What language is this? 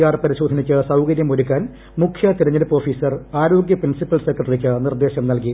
Malayalam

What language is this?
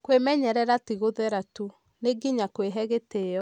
Kikuyu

